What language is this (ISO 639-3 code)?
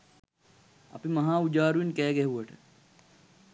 sin